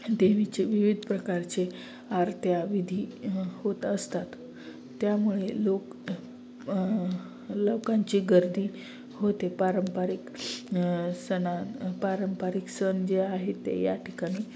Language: Marathi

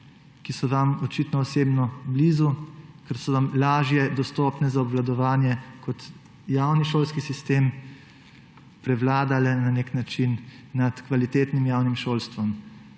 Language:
Slovenian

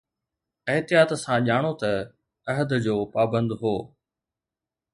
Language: Sindhi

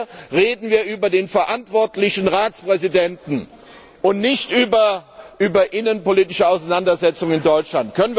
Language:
German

